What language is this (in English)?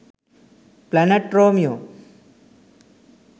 Sinhala